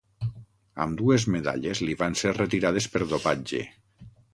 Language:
Catalan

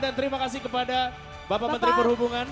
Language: Indonesian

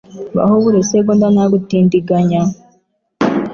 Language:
Kinyarwanda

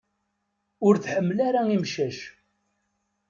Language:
Kabyle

